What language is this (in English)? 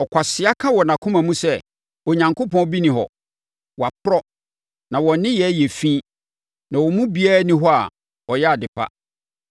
Akan